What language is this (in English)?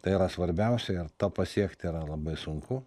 Lithuanian